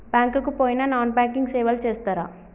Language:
Telugu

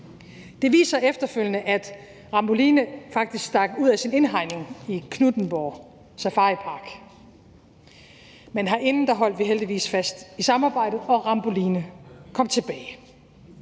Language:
Danish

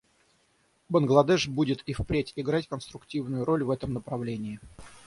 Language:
Russian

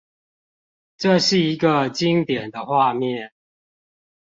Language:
Chinese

